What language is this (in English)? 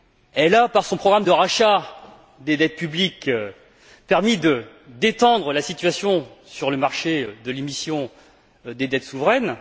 French